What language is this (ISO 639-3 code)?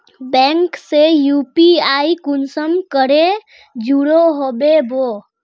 mag